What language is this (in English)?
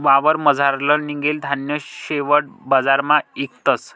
Marathi